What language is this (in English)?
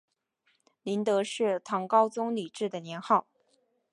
Chinese